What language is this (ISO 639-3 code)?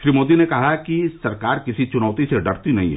hin